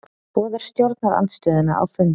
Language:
Icelandic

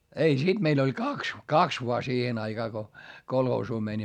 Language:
Finnish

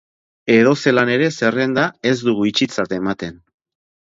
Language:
Basque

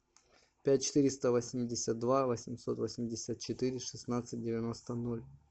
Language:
Russian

